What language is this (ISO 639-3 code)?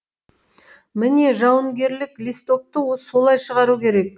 kaz